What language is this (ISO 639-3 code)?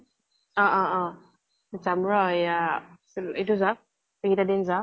asm